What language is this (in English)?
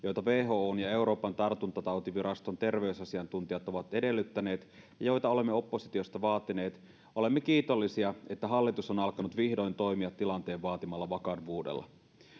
Finnish